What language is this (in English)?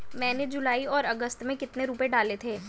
Hindi